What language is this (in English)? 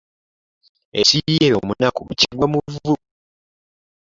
Ganda